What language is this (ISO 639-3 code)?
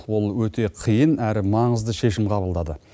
kaz